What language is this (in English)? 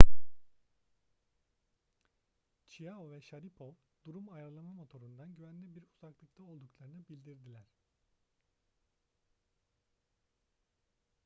Turkish